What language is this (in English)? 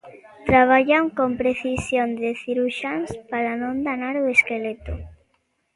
Galician